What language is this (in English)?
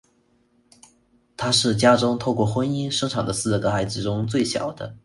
Chinese